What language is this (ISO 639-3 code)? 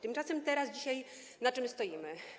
pol